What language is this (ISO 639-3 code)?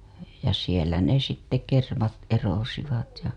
fin